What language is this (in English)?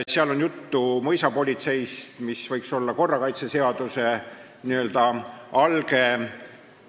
Estonian